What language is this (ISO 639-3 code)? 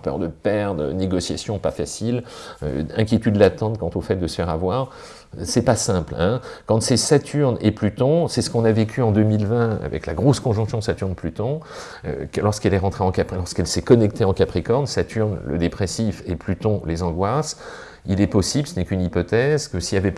fra